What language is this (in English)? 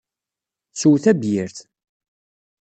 Kabyle